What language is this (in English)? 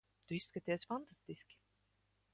Latvian